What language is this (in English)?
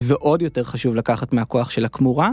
Hebrew